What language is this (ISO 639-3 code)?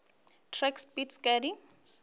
nso